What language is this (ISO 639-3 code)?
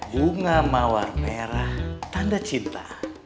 ind